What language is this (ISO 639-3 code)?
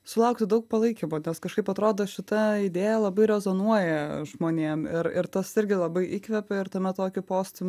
lit